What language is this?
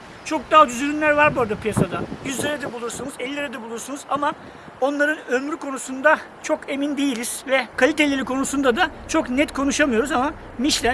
Turkish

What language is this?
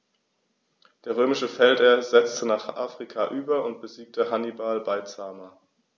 German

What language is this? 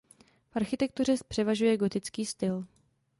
Czech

